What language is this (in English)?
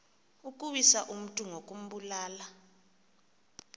Xhosa